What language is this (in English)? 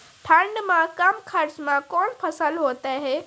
Maithili